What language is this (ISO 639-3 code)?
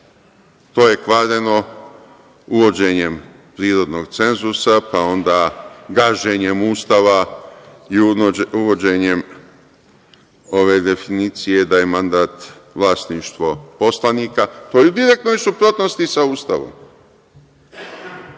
srp